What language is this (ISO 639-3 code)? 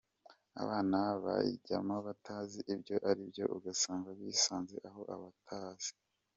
kin